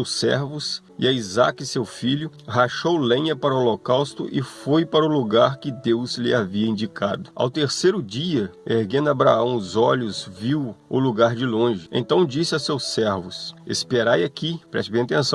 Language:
Portuguese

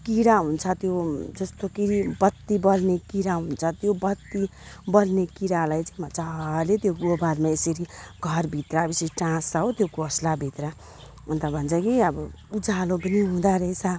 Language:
Nepali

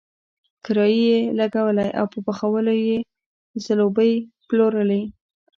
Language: Pashto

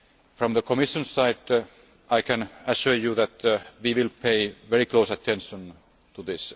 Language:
English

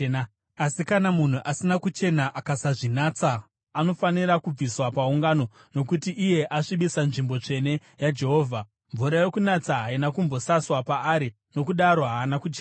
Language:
Shona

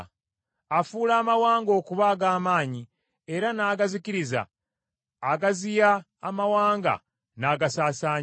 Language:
Ganda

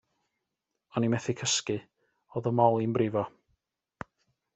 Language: Welsh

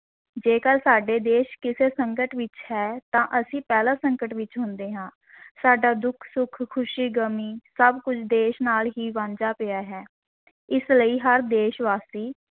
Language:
Punjabi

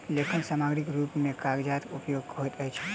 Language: Maithili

